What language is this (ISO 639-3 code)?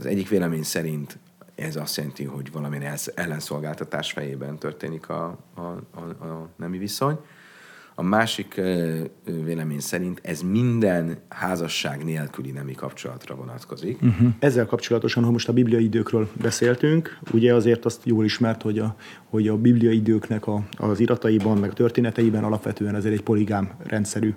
hun